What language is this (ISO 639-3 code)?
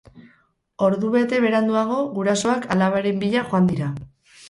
eus